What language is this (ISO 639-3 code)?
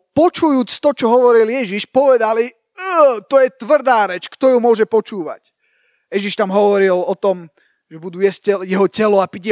slk